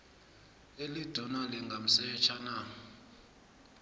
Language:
South Ndebele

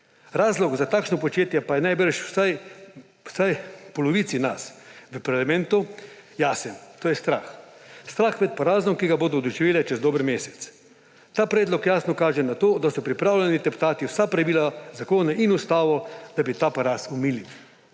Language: Slovenian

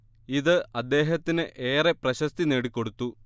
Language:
Malayalam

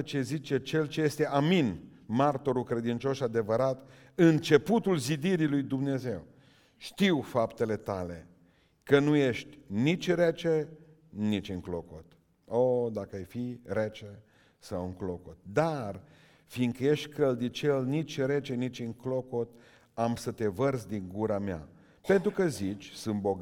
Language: Romanian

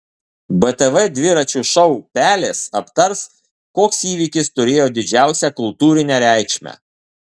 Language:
Lithuanian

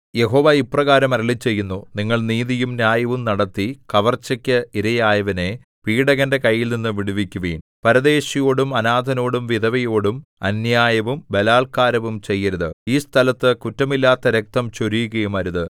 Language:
Malayalam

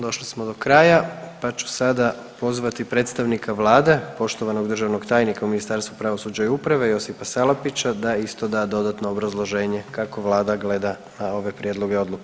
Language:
Croatian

